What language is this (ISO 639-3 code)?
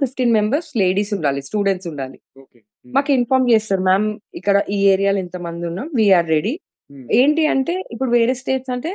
tel